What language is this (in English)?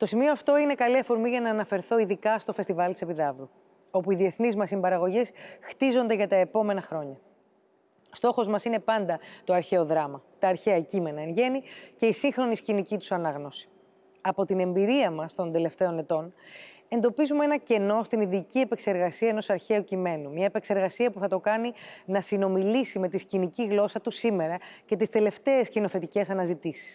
Greek